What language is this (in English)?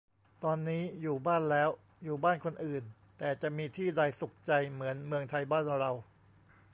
Thai